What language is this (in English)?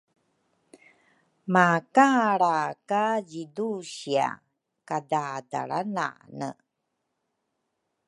Rukai